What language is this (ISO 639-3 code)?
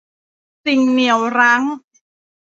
tha